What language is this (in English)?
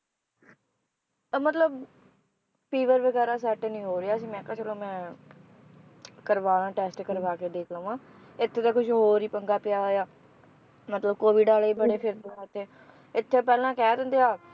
Punjabi